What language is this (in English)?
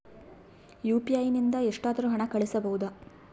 Kannada